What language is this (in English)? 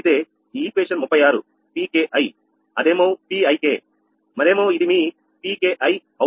Telugu